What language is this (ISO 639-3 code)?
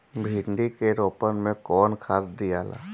bho